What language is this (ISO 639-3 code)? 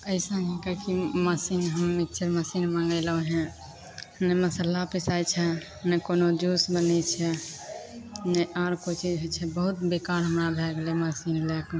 mai